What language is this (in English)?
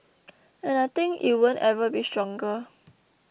English